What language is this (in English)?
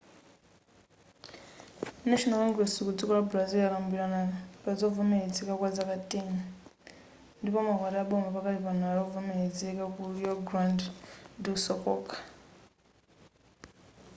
Nyanja